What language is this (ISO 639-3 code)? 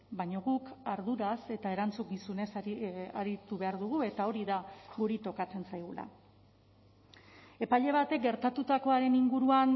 eus